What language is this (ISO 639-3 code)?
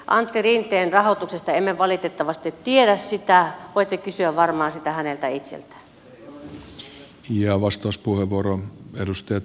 fin